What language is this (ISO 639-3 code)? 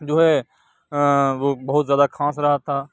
urd